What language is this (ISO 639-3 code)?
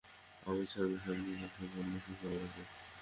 ben